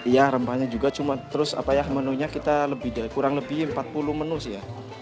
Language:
Indonesian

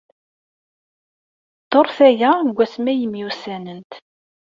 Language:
Kabyle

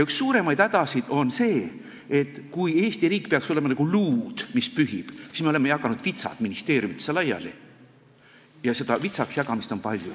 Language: Estonian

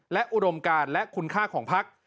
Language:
Thai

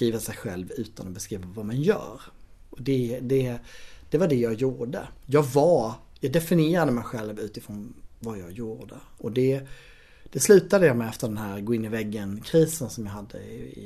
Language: Swedish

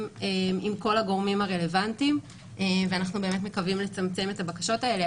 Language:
Hebrew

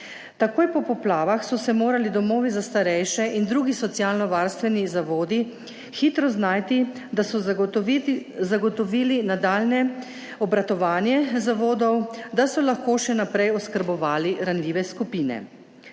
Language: Slovenian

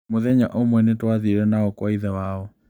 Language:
Kikuyu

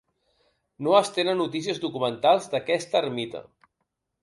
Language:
Catalan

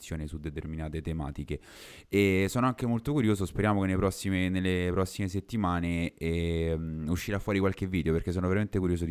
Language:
Italian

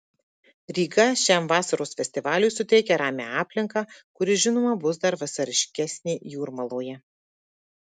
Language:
Lithuanian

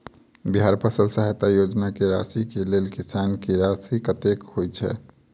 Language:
Maithili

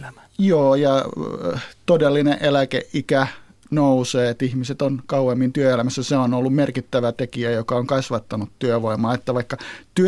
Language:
Finnish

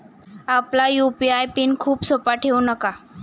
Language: Marathi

